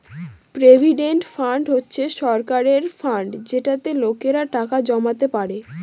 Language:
Bangla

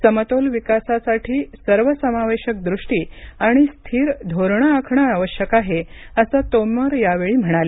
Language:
Marathi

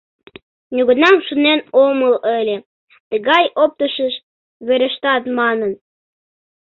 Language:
Mari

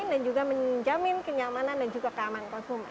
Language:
Indonesian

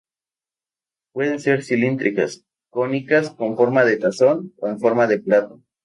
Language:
Spanish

